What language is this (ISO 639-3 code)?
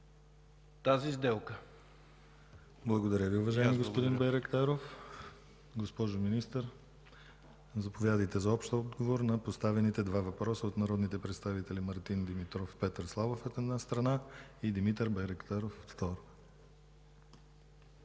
bul